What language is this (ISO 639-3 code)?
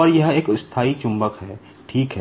hin